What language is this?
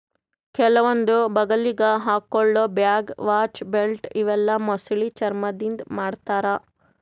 Kannada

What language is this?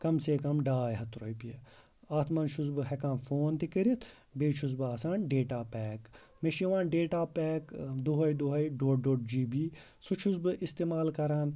Kashmiri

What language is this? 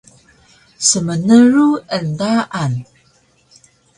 Taroko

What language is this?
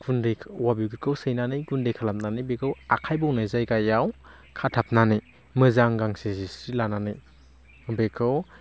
Bodo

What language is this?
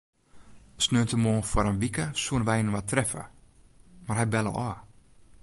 Western Frisian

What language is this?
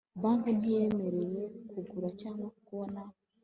Kinyarwanda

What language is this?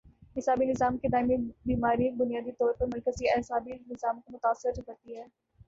Urdu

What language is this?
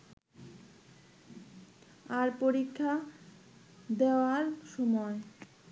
Bangla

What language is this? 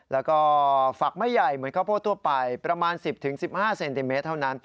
Thai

